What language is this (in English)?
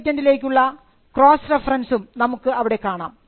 Malayalam